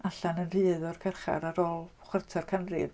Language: Welsh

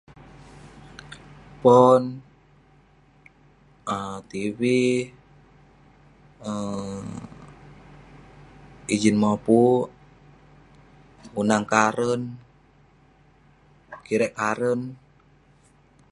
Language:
Western Penan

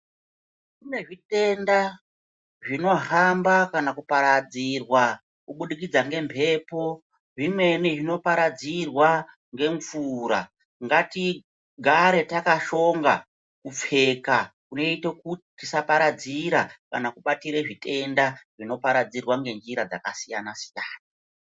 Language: Ndau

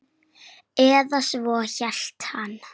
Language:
Icelandic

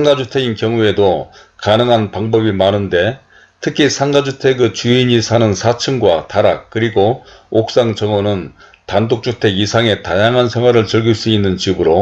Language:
Korean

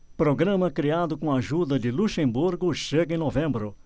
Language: Portuguese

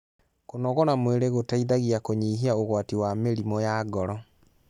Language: Kikuyu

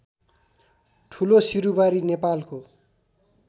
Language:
Nepali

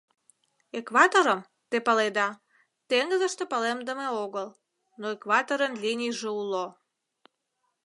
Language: Mari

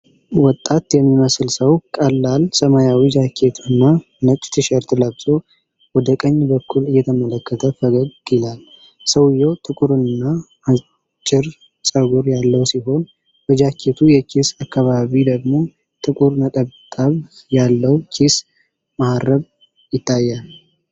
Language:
Amharic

